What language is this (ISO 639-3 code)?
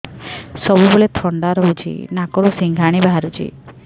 ori